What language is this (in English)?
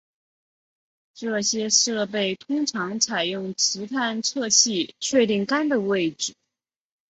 Chinese